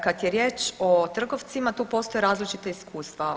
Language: Croatian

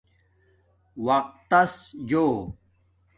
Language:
Domaaki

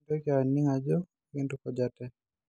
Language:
Masai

